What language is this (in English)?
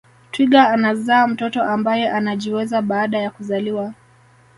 Swahili